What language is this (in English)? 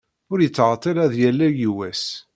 Kabyle